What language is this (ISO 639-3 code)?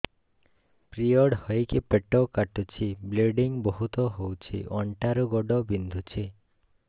ori